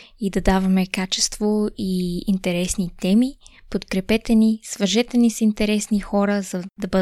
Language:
Bulgarian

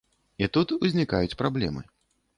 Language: Belarusian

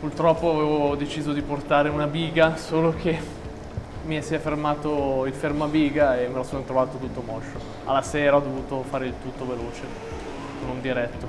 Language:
Italian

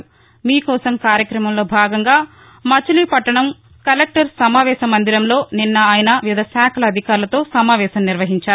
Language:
Telugu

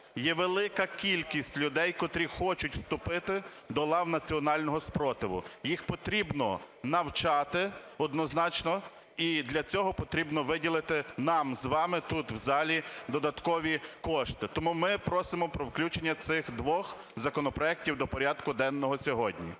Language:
Ukrainian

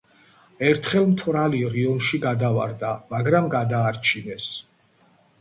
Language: Georgian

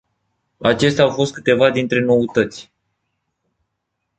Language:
Romanian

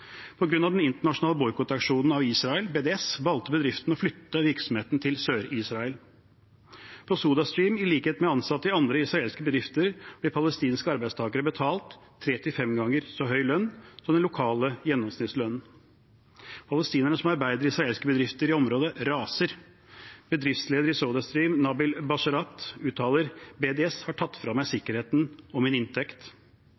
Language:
Norwegian Bokmål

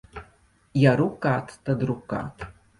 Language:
Latvian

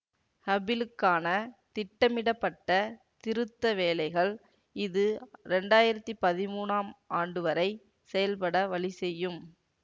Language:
Tamil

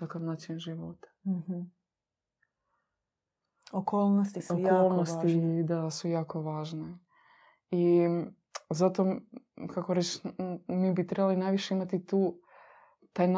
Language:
Croatian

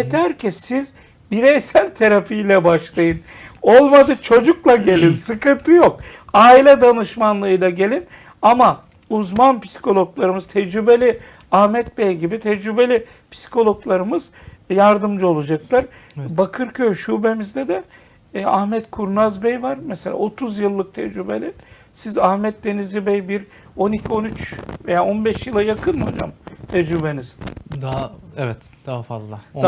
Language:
Turkish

